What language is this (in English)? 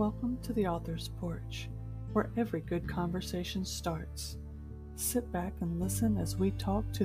English